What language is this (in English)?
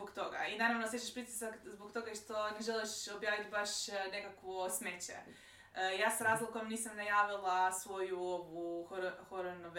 Croatian